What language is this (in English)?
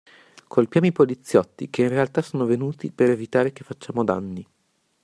Italian